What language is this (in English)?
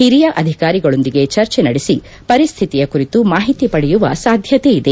Kannada